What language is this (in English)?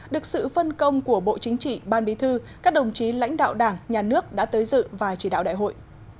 Vietnamese